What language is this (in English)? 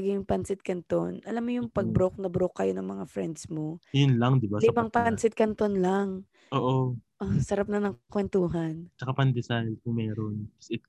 Filipino